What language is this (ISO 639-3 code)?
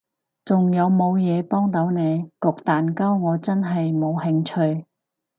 yue